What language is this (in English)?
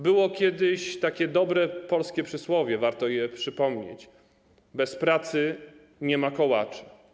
Polish